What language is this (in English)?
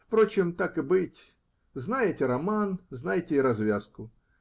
Russian